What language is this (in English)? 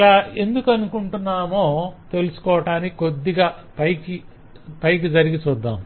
Telugu